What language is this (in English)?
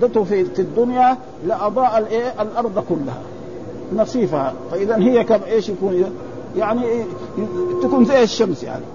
Arabic